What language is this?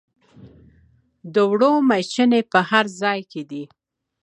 Pashto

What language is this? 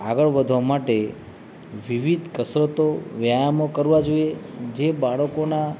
Gujarati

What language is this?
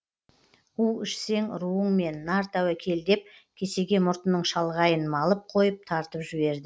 Kazakh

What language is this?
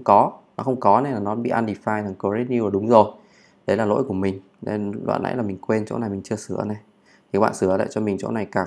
Vietnamese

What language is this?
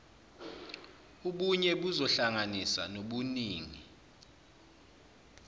Zulu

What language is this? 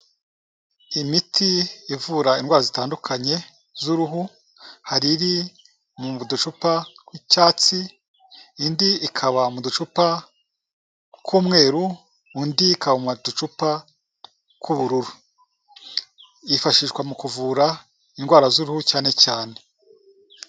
Kinyarwanda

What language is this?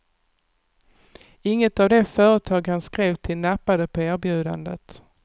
Swedish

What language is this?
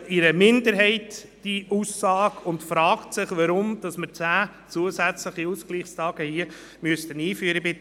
Swiss German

